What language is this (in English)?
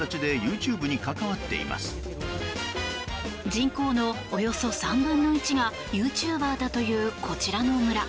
Japanese